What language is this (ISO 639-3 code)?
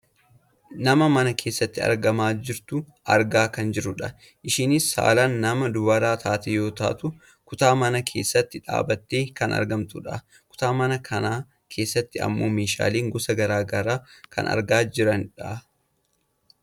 orm